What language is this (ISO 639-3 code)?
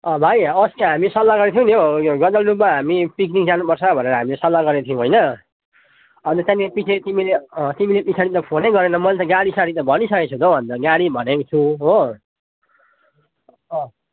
nep